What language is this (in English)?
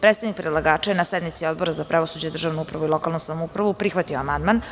Serbian